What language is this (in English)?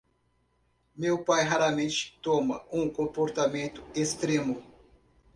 Portuguese